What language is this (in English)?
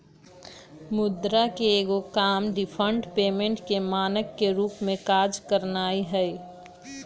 Magahi